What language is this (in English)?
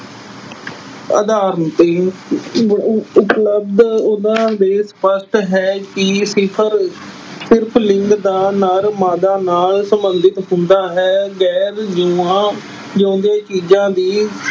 Punjabi